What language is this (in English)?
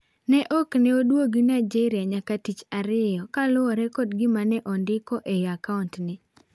Luo (Kenya and Tanzania)